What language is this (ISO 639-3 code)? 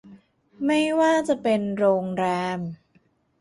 tha